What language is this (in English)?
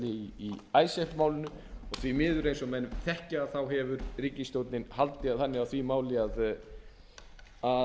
Icelandic